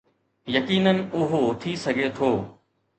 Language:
Sindhi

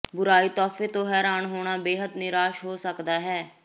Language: Punjabi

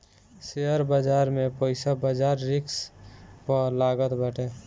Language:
Bhojpuri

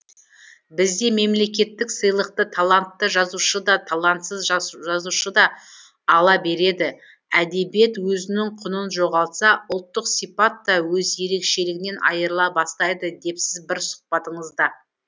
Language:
Kazakh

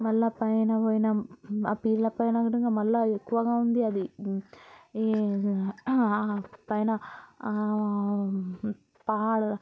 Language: Telugu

